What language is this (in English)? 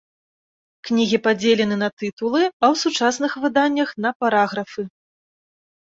Belarusian